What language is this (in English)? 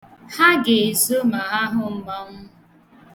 Igbo